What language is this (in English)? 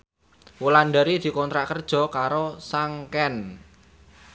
Javanese